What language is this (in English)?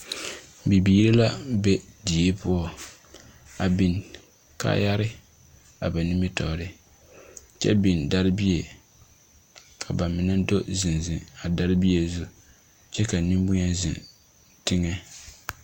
Southern Dagaare